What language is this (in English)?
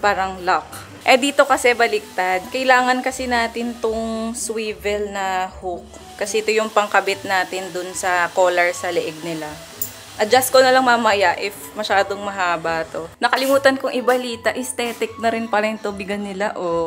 Filipino